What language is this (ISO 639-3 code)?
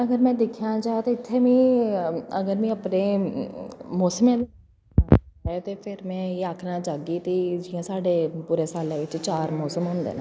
doi